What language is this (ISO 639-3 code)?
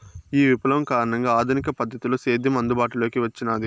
tel